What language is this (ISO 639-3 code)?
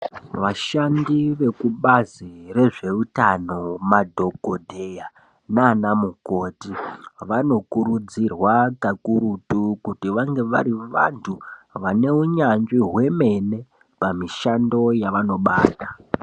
ndc